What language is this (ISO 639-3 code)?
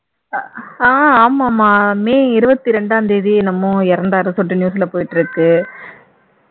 tam